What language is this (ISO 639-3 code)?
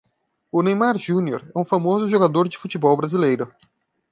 por